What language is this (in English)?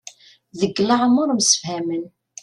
Kabyle